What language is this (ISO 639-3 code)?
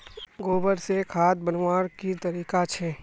mag